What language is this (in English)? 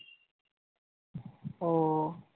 Bangla